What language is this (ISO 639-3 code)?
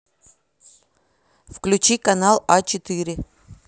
rus